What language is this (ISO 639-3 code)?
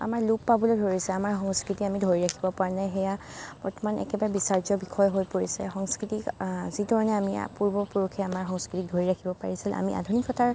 asm